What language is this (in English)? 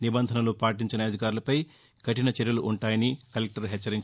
Telugu